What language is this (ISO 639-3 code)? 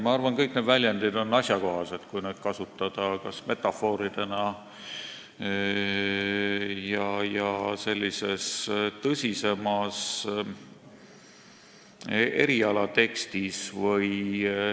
est